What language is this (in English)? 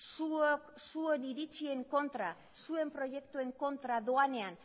Basque